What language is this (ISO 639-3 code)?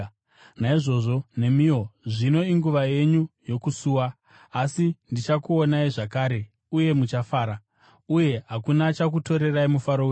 sna